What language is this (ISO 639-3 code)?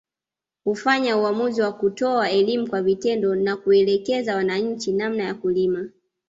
swa